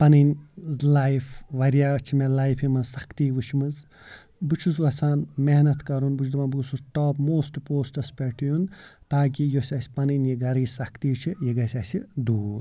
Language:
Kashmiri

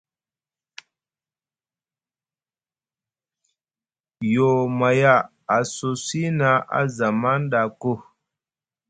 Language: Musgu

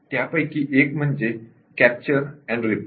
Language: Marathi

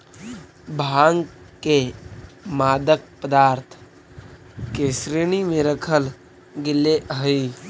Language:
Magahi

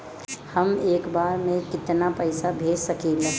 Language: Bhojpuri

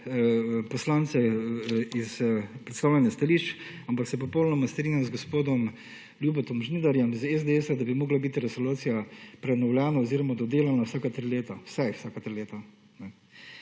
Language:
Slovenian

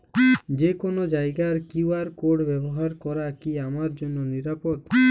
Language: Bangla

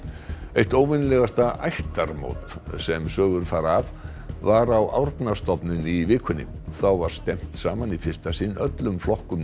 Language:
Icelandic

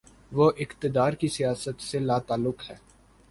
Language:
Urdu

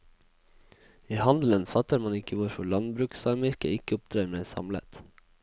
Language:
Norwegian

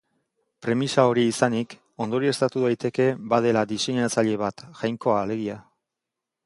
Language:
Basque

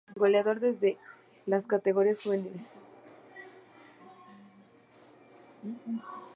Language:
Spanish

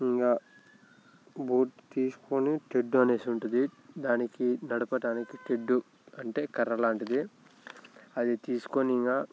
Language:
Telugu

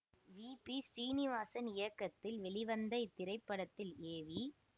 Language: Tamil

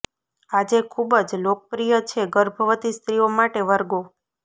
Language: Gujarati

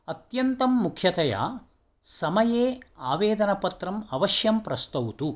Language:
Sanskrit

